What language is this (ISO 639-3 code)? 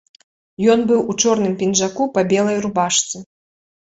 bel